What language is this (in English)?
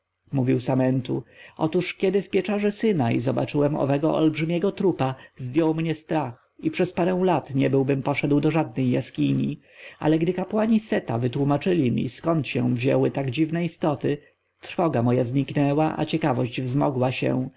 Polish